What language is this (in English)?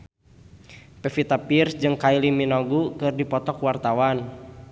Sundanese